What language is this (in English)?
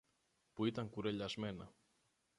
Greek